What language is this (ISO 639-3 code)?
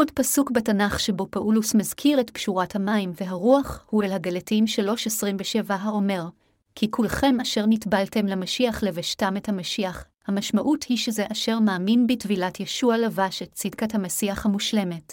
heb